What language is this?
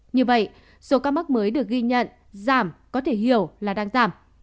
Vietnamese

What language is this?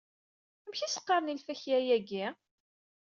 Kabyle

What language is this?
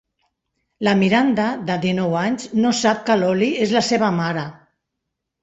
Catalan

